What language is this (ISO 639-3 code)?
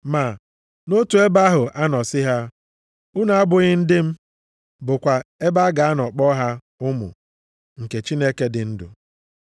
ibo